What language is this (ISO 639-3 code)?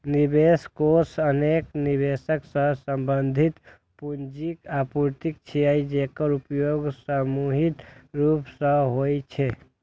mai